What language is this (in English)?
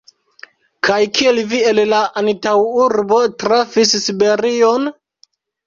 Esperanto